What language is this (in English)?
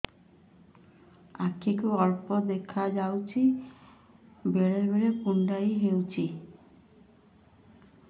Odia